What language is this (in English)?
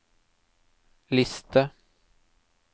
Norwegian